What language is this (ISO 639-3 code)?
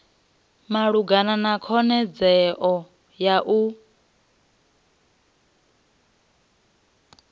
ven